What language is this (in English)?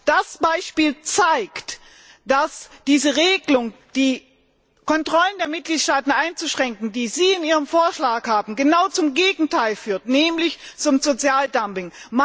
German